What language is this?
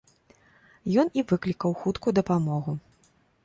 Belarusian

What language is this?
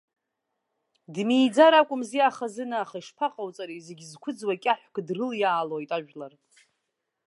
Abkhazian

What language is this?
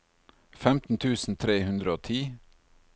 Norwegian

